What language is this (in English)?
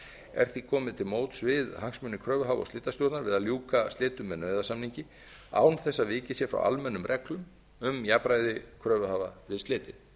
Icelandic